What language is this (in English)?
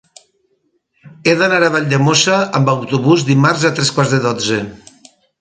Catalan